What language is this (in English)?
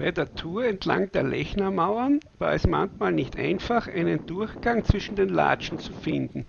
German